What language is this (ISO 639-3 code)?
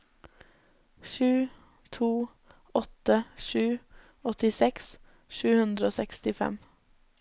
nor